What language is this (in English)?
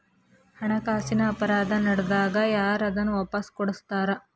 Kannada